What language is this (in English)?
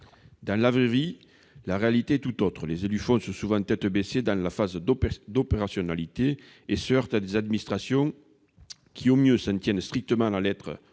French